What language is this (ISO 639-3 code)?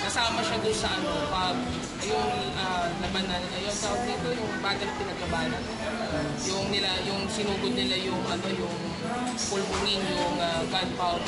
fil